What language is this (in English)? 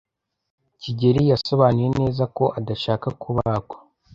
Kinyarwanda